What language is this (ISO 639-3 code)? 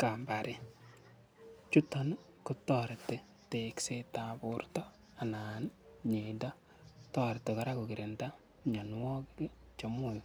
kln